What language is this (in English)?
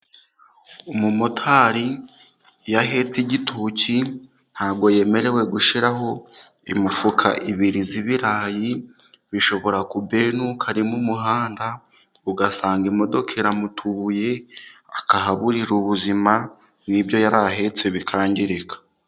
Kinyarwanda